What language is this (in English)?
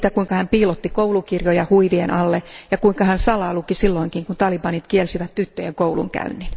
Finnish